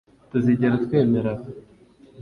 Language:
Kinyarwanda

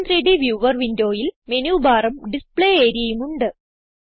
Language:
Malayalam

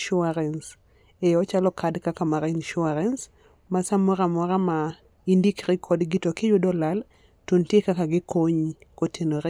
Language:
Luo (Kenya and Tanzania)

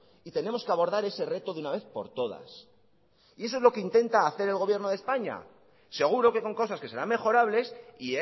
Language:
Spanish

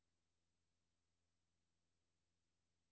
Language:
Danish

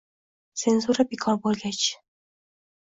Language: Uzbek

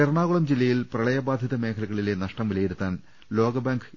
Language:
Malayalam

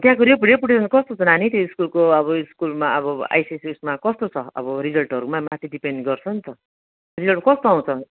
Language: Nepali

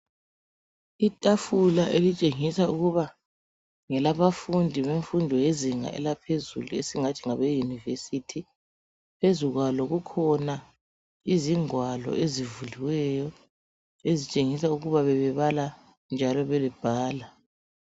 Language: North Ndebele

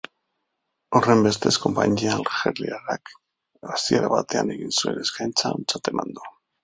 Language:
Basque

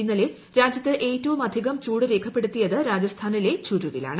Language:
Malayalam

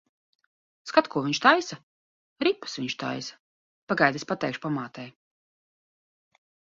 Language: Latvian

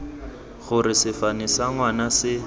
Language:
Tswana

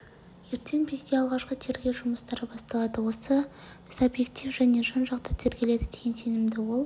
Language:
Kazakh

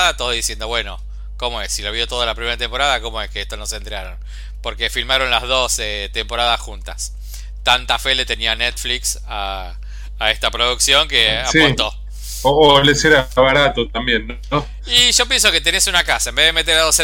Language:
Spanish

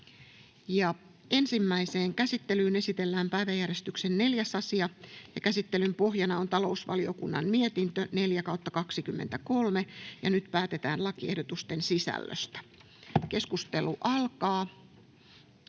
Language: Finnish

